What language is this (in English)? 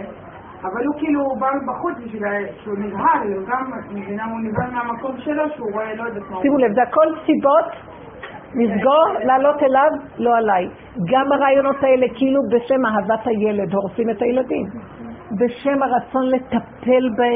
Hebrew